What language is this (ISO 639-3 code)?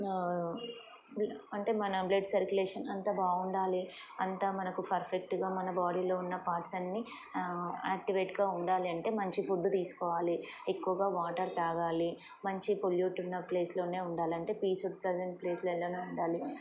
tel